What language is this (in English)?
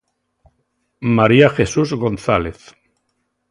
Galician